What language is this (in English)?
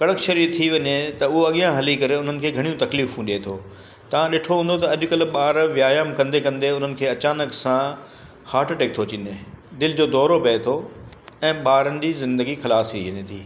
Sindhi